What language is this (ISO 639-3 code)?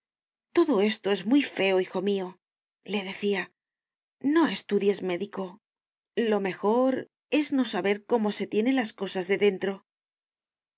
spa